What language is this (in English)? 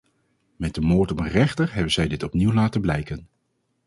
Dutch